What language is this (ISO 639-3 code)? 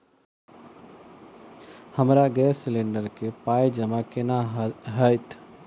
mai